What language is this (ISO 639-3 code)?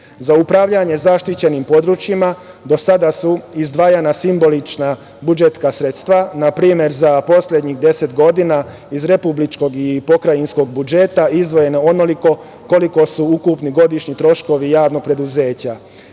srp